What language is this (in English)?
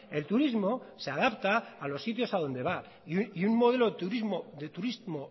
Spanish